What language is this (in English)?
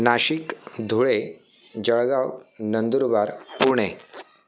Marathi